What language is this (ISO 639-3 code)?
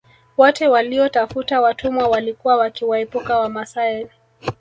swa